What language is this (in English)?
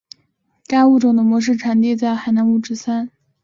Chinese